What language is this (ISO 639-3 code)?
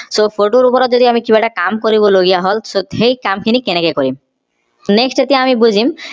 asm